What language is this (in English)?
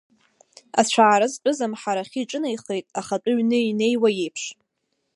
Abkhazian